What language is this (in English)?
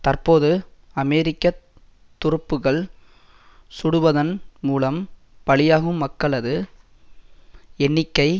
Tamil